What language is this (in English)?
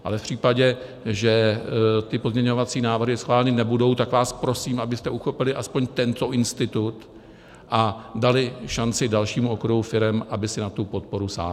Czech